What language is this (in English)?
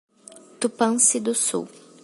Portuguese